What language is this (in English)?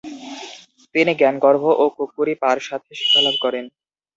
Bangla